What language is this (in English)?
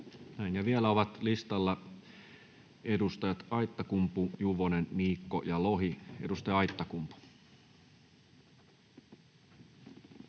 Finnish